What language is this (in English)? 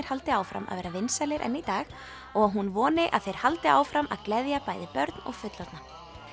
Icelandic